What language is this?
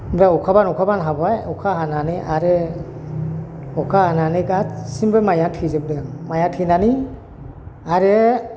Bodo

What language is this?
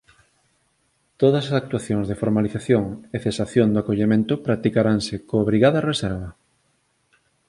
Galician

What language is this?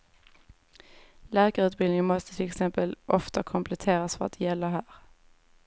Swedish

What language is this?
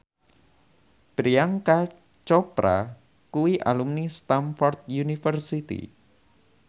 Javanese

